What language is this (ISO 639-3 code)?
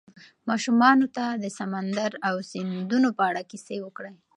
pus